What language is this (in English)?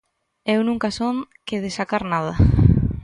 Galician